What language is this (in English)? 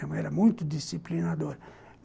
Portuguese